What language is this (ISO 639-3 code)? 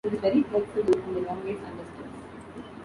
eng